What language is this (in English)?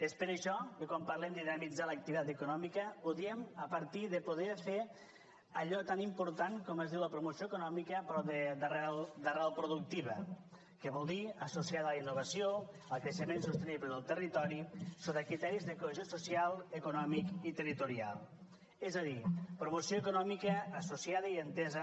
Catalan